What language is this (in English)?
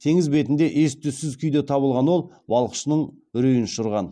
Kazakh